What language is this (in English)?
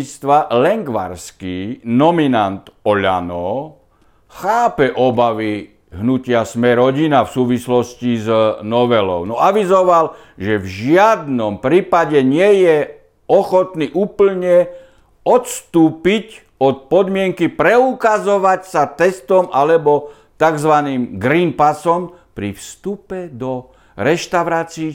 Slovak